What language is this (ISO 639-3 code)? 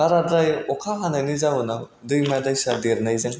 brx